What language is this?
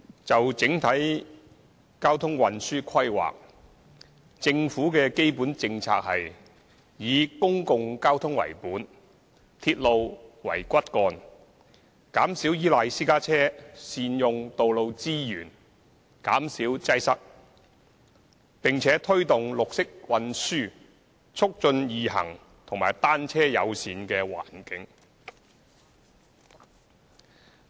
Cantonese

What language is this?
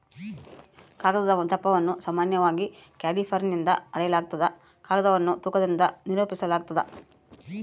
Kannada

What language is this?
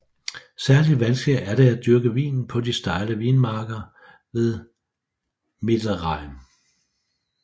Danish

